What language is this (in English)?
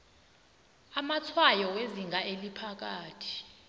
South Ndebele